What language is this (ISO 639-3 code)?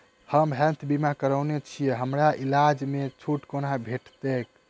mai